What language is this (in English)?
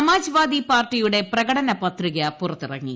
Malayalam